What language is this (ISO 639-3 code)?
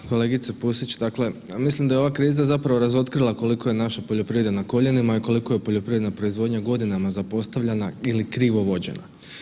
hrv